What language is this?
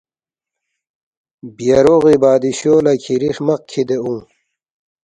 Balti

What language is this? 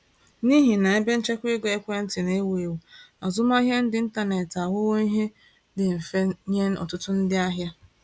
Igbo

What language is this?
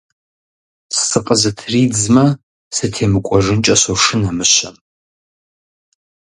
Kabardian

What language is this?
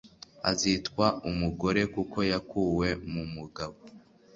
Kinyarwanda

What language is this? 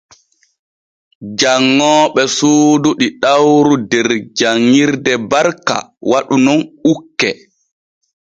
Borgu Fulfulde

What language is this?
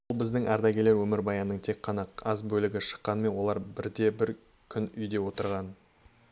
Kazakh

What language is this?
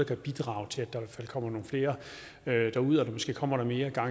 Danish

